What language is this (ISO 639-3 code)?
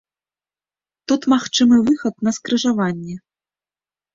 bel